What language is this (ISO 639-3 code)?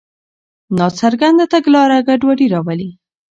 pus